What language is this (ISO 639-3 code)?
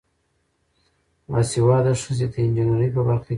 pus